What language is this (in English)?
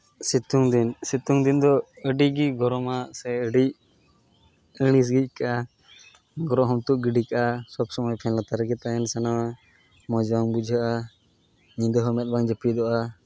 Santali